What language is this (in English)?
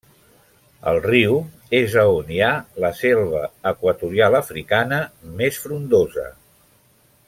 Catalan